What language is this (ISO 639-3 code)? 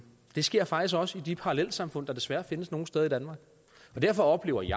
dan